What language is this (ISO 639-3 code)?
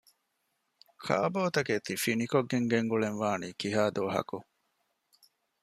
div